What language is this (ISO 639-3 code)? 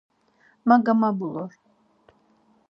lzz